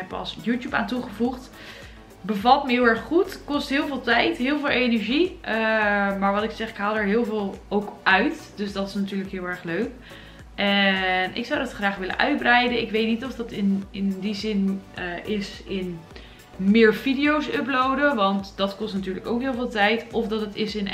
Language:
Dutch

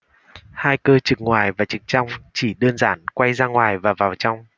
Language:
Vietnamese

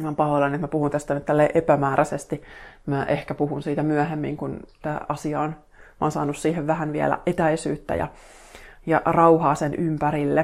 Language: Finnish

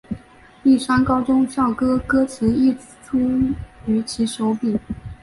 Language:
Chinese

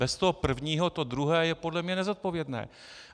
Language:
Czech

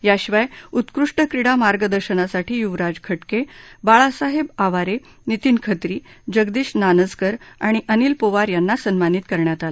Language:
Marathi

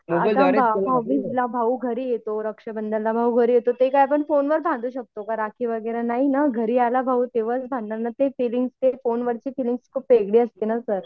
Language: Marathi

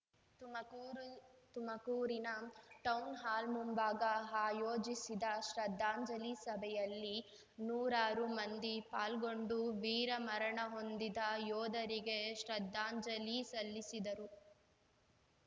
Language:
Kannada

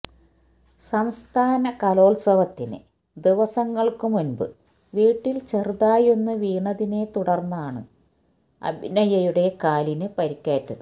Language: Malayalam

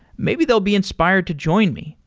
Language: English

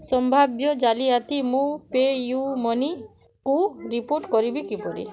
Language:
Odia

